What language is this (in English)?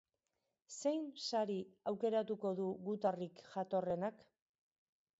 Basque